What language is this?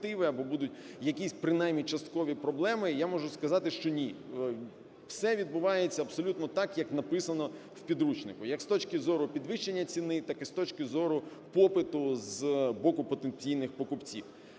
Ukrainian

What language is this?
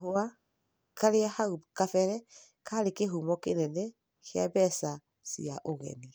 Kikuyu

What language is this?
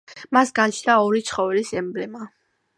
Georgian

